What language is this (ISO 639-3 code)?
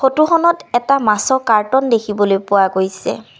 asm